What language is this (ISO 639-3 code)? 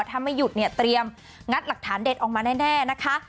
tha